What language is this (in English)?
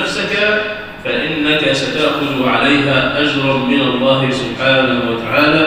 Arabic